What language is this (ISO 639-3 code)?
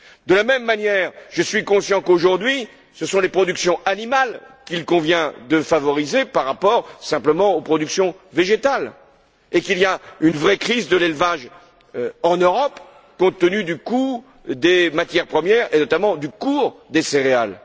fra